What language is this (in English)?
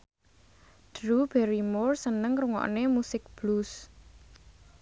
Javanese